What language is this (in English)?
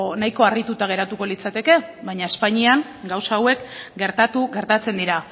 Basque